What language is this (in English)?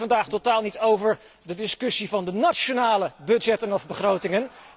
Dutch